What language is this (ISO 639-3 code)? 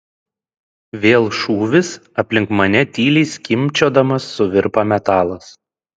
lit